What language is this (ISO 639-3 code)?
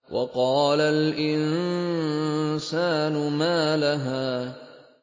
ara